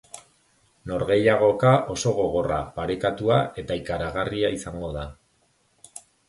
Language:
Basque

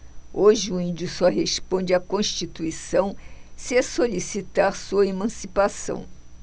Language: Portuguese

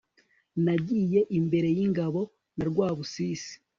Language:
Kinyarwanda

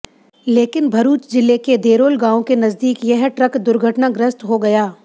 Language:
Hindi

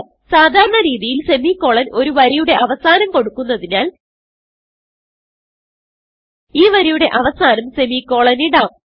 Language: Malayalam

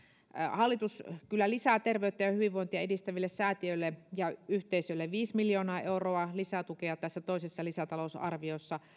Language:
Finnish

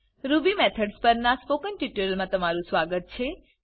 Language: Gujarati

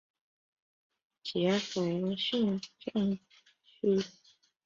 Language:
Chinese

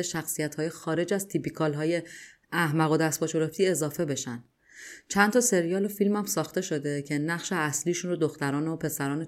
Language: Persian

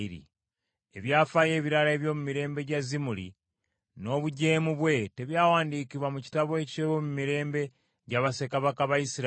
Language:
Ganda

